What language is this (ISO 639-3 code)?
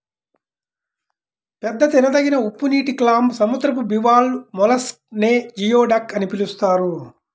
tel